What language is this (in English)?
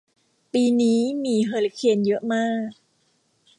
Thai